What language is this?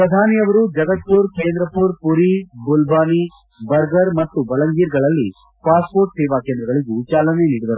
Kannada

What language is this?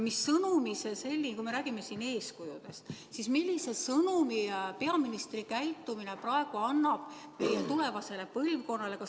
Estonian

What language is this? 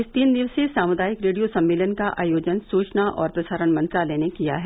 Hindi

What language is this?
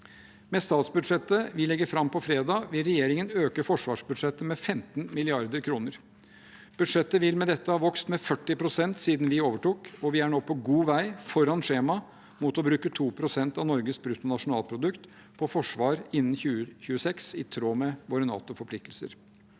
Norwegian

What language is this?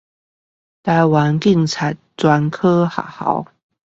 Chinese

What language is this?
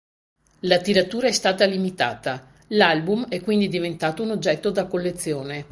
Italian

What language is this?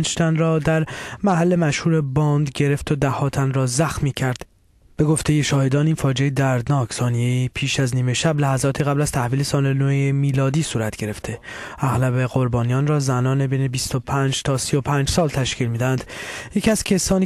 Persian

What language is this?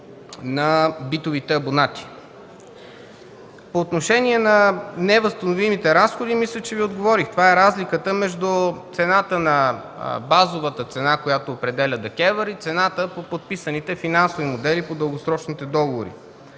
Bulgarian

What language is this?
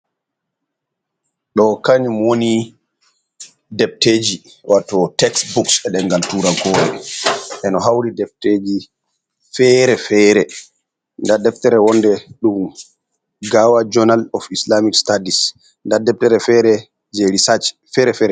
Fula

